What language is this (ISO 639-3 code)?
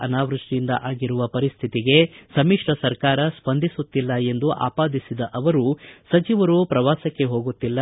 kan